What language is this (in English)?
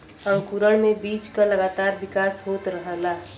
Bhojpuri